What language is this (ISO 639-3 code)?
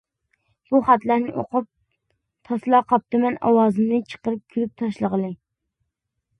uig